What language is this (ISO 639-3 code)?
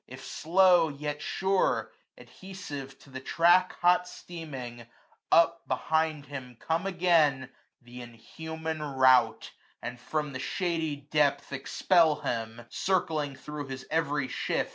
eng